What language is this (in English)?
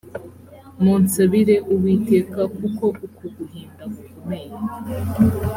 Kinyarwanda